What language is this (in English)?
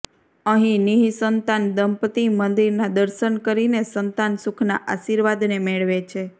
Gujarati